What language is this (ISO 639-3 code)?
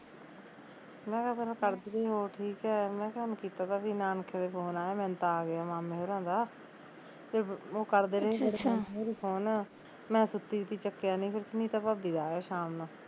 pan